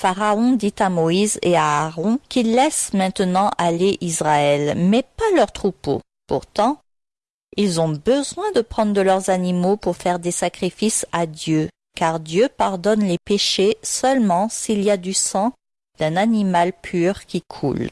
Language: French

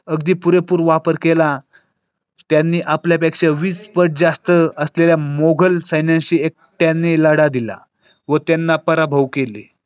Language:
Marathi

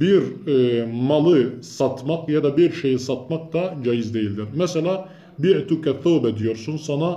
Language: Turkish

